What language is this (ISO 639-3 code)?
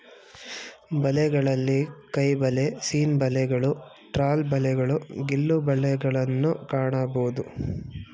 kan